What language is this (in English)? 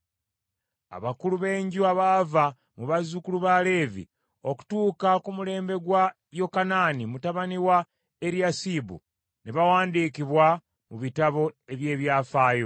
Ganda